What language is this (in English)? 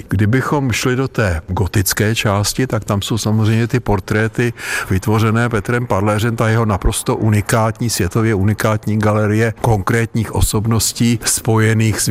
Czech